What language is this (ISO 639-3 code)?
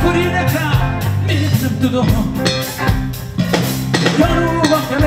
hun